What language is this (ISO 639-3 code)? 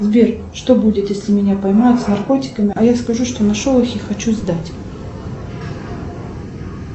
rus